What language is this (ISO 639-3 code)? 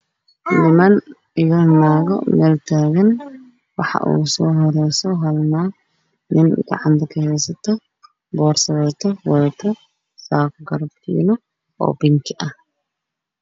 som